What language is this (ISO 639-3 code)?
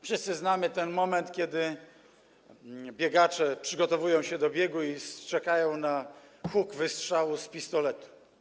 pol